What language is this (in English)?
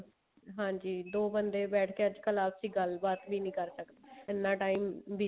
Punjabi